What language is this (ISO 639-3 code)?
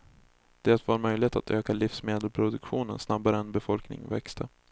swe